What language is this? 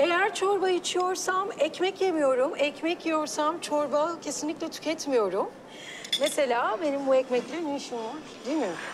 Turkish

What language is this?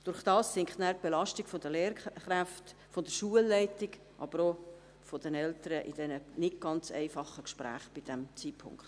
Swiss German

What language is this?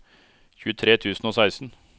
Norwegian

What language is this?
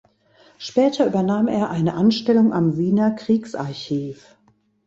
German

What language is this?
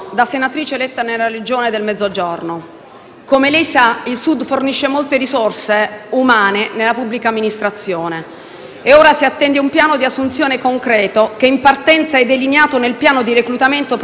Italian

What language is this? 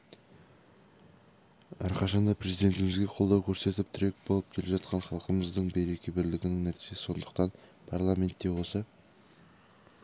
Kazakh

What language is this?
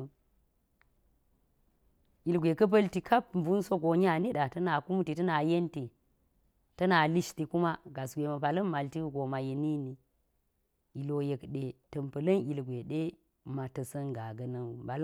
Geji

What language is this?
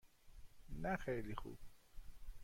Persian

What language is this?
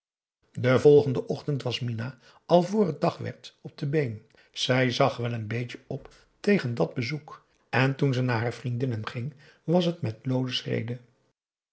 Dutch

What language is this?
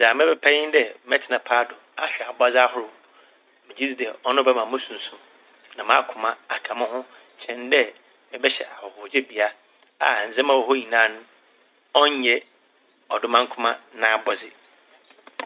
Akan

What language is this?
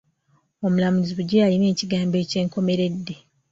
Ganda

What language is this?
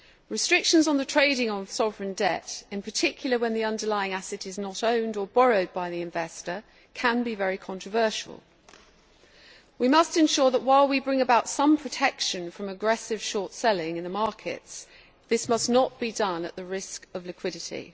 English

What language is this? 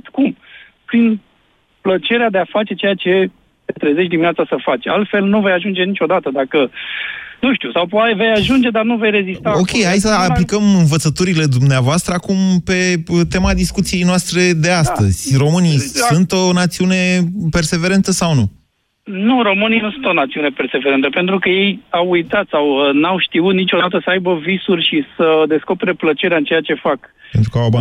Romanian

